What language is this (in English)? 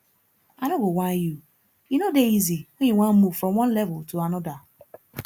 Nigerian Pidgin